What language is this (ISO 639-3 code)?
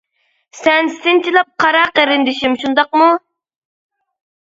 uig